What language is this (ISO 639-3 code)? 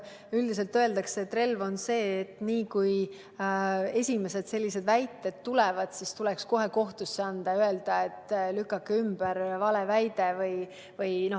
est